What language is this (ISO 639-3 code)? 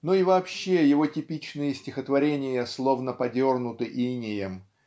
rus